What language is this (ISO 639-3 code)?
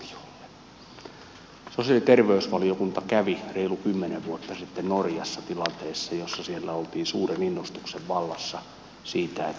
fin